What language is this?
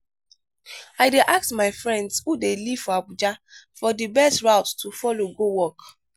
Nigerian Pidgin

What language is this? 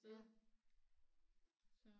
Danish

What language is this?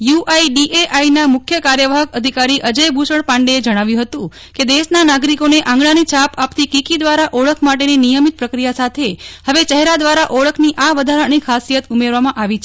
Gujarati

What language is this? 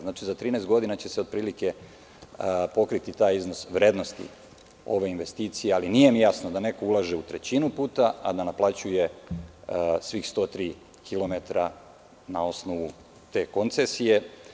Serbian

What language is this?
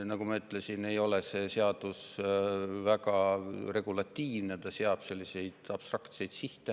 Estonian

